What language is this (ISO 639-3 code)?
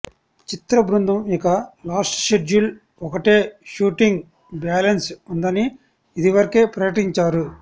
tel